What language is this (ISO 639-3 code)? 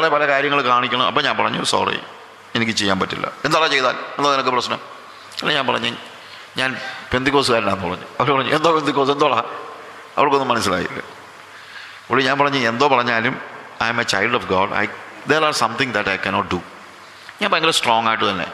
mal